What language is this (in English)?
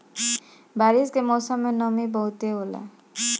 Bhojpuri